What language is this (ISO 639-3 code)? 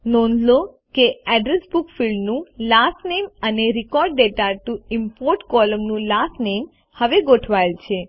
guj